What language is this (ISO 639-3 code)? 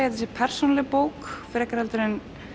isl